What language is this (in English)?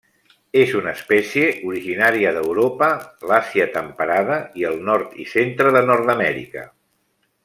Catalan